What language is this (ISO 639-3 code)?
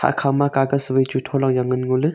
nnp